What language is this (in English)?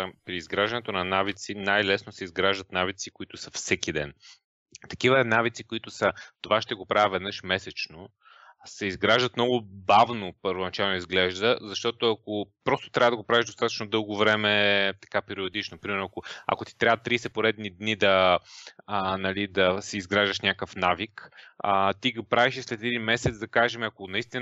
Bulgarian